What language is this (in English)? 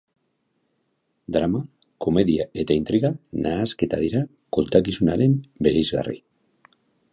Basque